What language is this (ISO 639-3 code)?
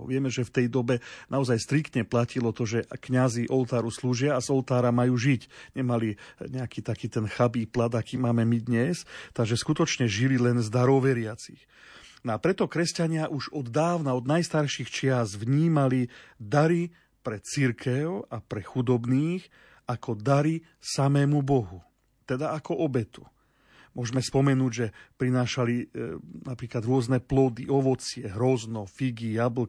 slk